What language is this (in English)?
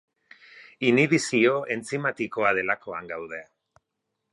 Basque